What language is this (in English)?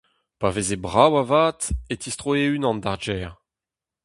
Breton